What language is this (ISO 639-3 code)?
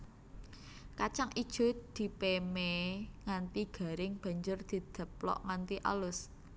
jav